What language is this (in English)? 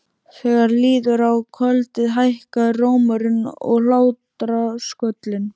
Icelandic